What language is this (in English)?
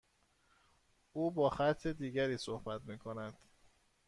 Persian